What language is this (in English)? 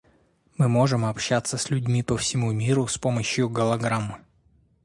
Russian